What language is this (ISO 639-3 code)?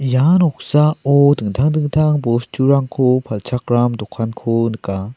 grt